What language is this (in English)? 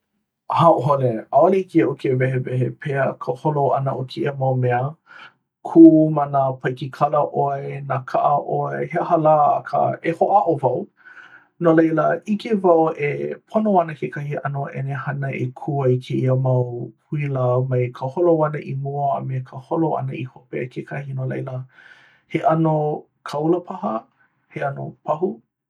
Hawaiian